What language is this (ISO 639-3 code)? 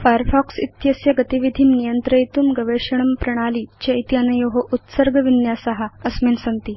san